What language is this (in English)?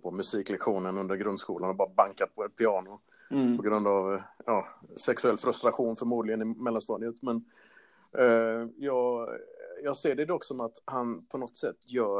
Swedish